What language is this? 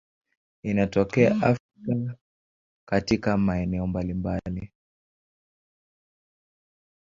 Swahili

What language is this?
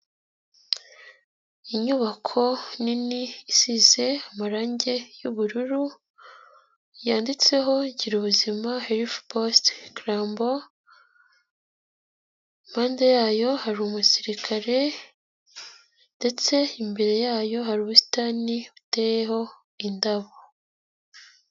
Kinyarwanda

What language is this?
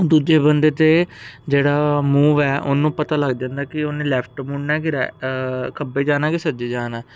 Punjabi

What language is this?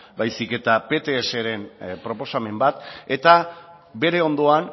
Basque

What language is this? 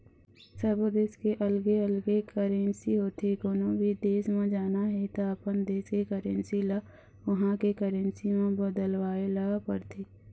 Chhattisgarhi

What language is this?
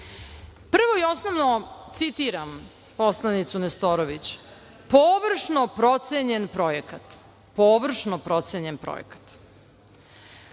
Serbian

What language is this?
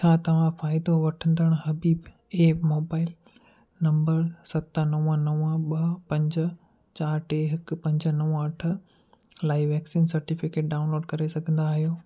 Sindhi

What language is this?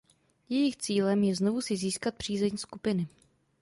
Czech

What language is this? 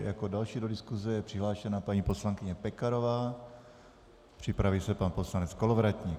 Czech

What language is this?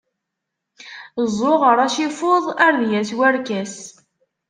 Kabyle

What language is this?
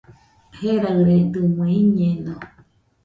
Nüpode Huitoto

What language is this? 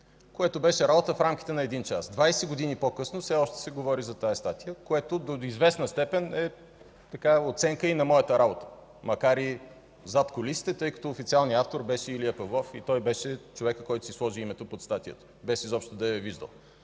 Bulgarian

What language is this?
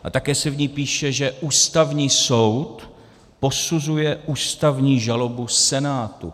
Czech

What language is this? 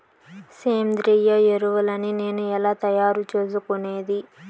Telugu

